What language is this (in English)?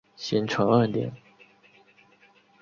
Chinese